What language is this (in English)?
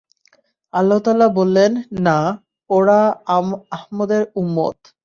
Bangla